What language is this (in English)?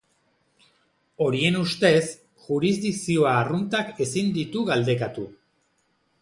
Basque